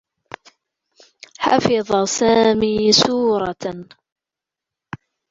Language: Arabic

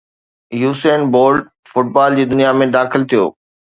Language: Sindhi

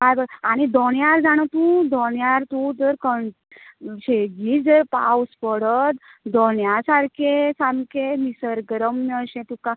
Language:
Konkani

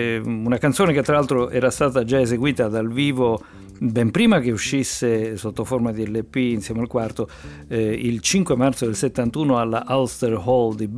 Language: Italian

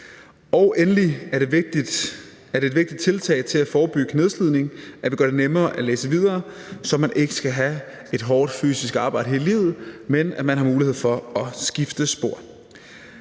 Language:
Danish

